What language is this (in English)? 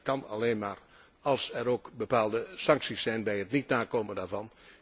Dutch